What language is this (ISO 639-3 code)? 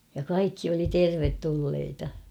fin